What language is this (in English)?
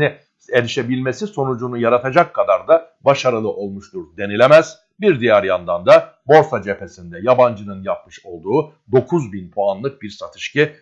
Turkish